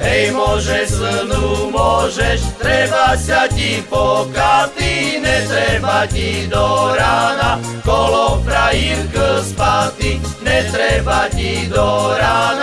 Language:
Slovak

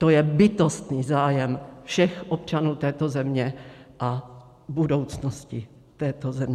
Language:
Czech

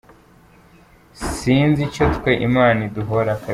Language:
Kinyarwanda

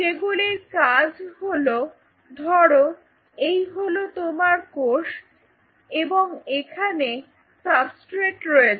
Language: Bangla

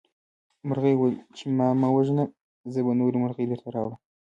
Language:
Pashto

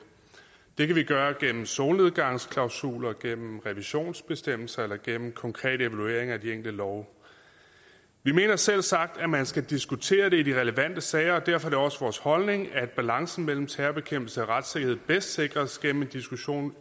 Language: Danish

